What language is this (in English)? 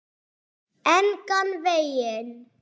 Icelandic